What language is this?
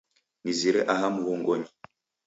Taita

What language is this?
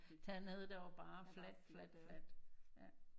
Danish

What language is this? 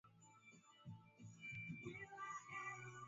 Swahili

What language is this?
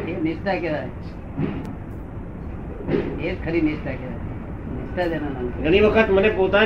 Gujarati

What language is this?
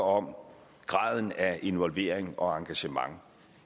Danish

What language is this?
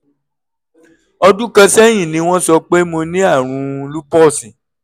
Yoruba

